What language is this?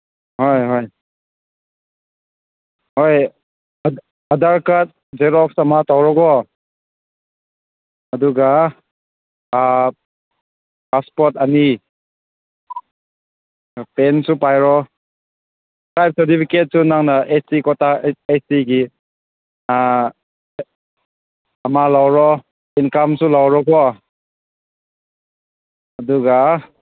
Manipuri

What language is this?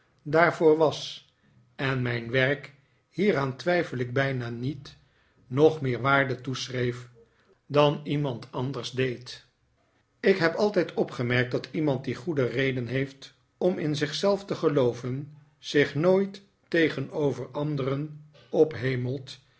Dutch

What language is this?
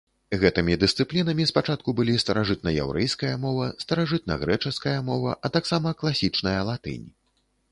Belarusian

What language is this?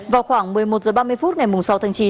Vietnamese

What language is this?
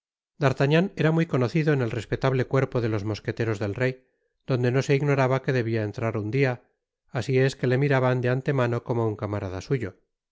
Spanish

